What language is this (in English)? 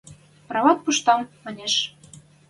Western Mari